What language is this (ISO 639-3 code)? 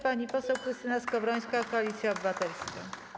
pol